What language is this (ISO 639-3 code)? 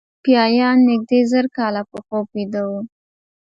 pus